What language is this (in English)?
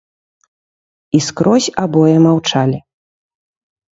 Belarusian